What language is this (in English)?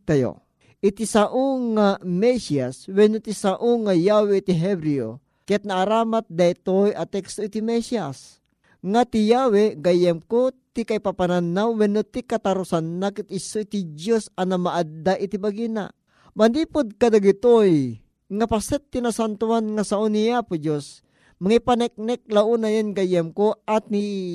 Filipino